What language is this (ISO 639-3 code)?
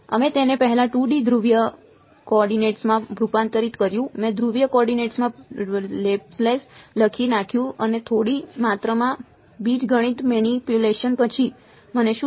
guj